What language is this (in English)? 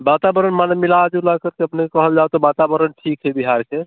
Maithili